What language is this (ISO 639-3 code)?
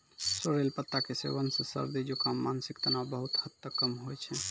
mai